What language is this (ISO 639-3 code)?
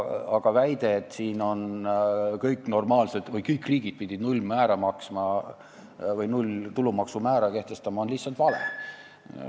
est